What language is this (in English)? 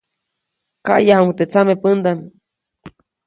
Copainalá Zoque